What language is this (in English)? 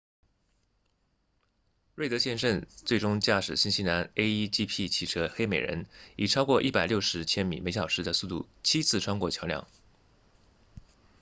Chinese